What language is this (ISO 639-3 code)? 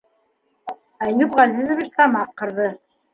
bak